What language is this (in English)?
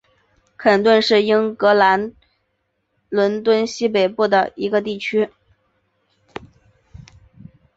Chinese